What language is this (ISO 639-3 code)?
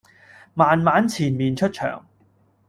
yue